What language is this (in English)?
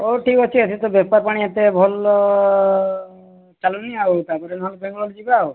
Odia